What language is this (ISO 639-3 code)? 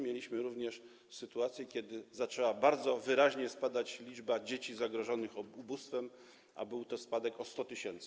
pol